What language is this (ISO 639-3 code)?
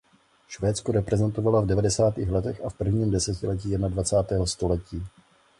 ces